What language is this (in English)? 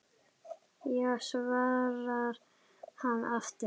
Icelandic